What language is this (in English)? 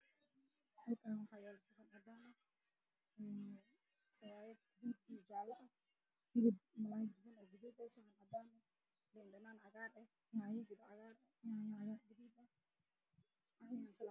Somali